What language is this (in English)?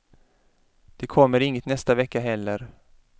Swedish